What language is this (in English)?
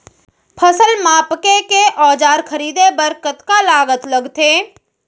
Chhattisgarhi